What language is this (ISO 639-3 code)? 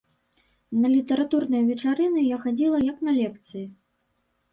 bel